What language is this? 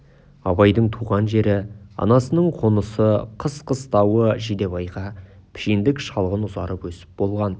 Kazakh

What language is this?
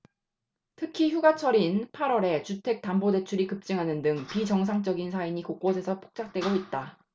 Korean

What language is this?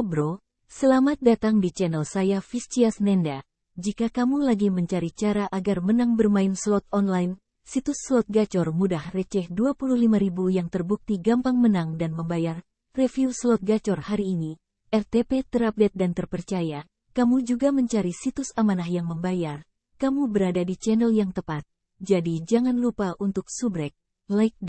Indonesian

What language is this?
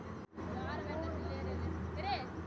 Maithili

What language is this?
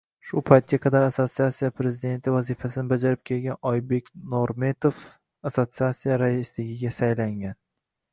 Uzbek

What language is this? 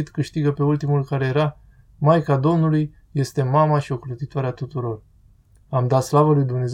Romanian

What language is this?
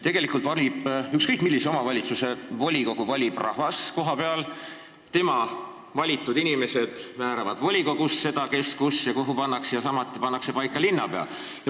Estonian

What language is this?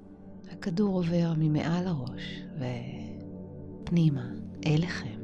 Hebrew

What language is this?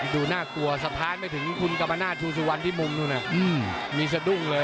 Thai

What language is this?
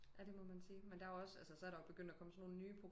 Danish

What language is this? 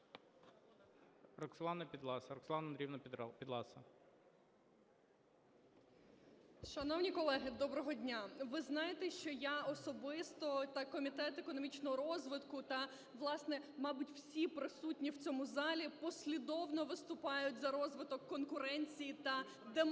Ukrainian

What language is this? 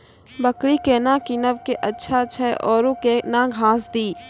Maithili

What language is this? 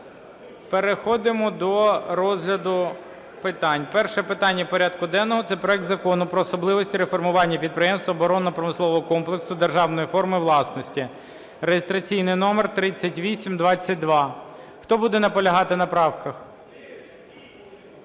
Ukrainian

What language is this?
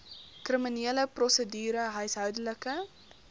Afrikaans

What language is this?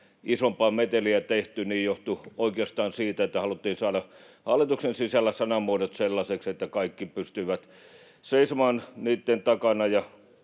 Finnish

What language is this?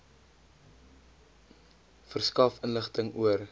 Afrikaans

